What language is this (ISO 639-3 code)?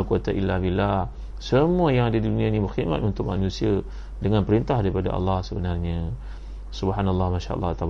msa